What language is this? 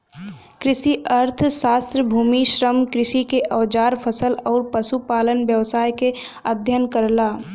Bhojpuri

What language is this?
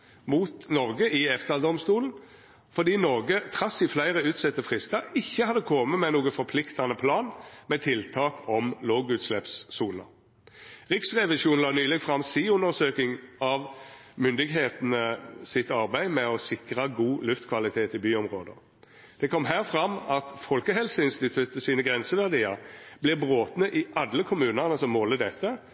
Norwegian Nynorsk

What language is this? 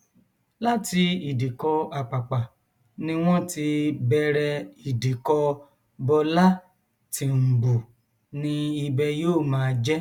Yoruba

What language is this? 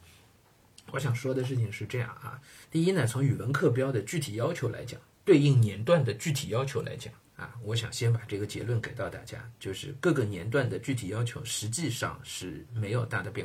Chinese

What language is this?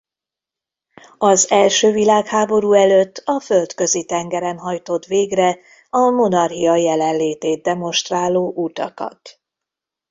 Hungarian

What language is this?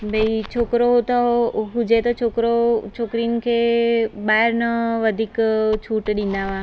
Sindhi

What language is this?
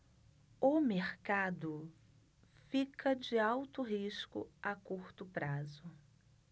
Portuguese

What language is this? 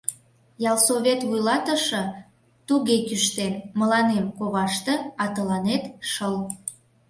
Mari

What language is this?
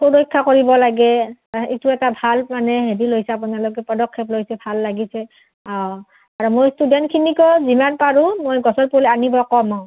Assamese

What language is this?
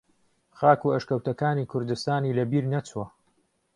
Central Kurdish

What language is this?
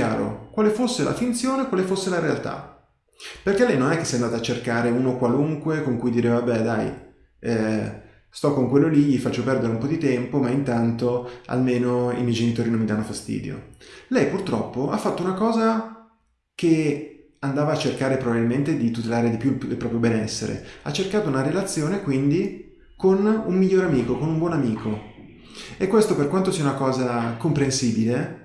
Italian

